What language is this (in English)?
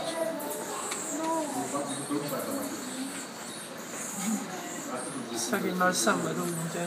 Turkish